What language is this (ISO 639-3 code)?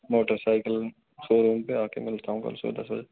hin